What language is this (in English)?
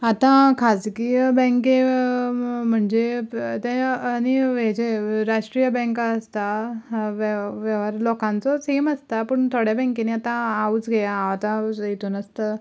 Konkani